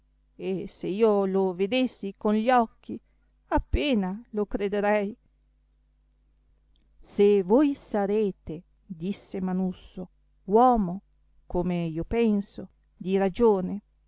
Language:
Italian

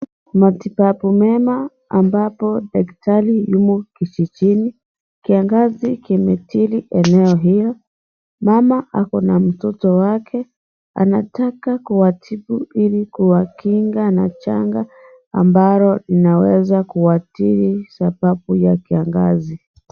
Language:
Swahili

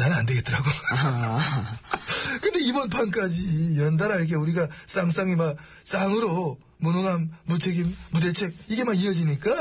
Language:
Korean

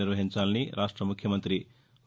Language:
Telugu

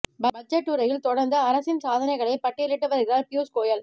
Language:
Tamil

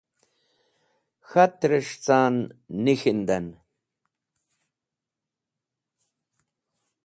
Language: Wakhi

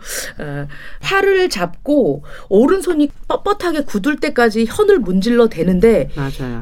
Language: Korean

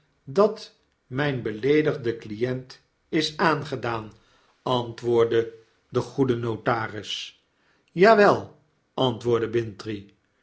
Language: Dutch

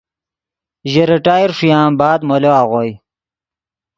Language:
Yidgha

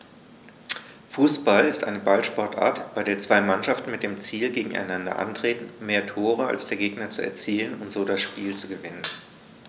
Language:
German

